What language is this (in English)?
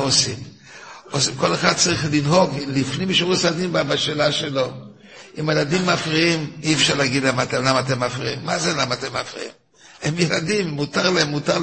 Hebrew